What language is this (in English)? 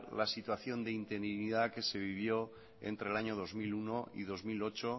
Spanish